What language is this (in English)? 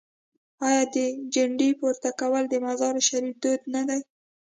Pashto